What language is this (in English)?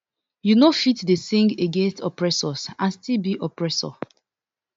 Nigerian Pidgin